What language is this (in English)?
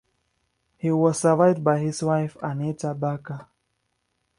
English